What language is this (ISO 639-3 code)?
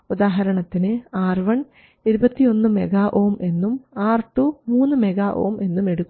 mal